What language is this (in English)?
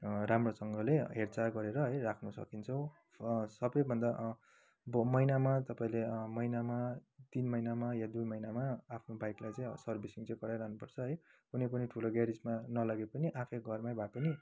Nepali